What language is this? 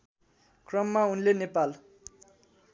Nepali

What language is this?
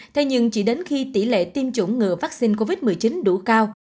Vietnamese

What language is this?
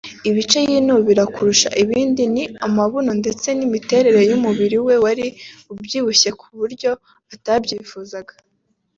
Kinyarwanda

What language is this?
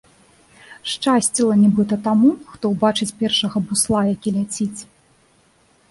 Belarusian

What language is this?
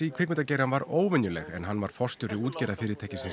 Icelandic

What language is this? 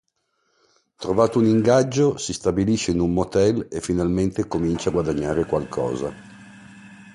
Italian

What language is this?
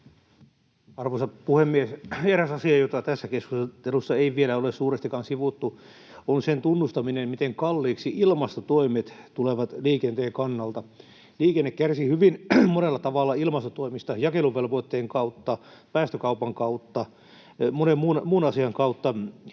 Finnish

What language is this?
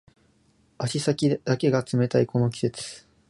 Japanese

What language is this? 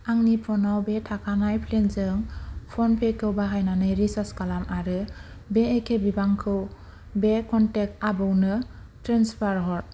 Bodo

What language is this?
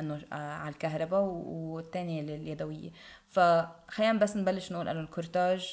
Arabic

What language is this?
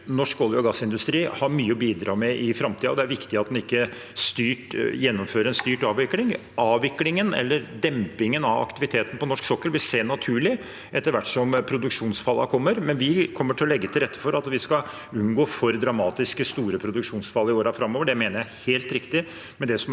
Norwegian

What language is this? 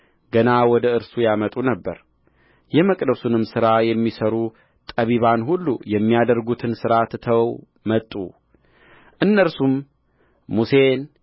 Amharic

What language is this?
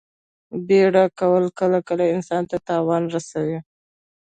Pashto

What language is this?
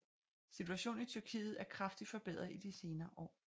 Danish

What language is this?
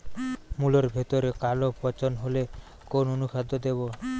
Bangla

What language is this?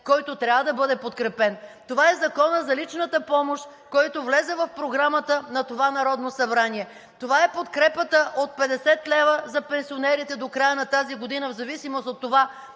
Bulgarian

